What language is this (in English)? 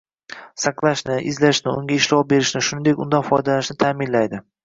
Uzbek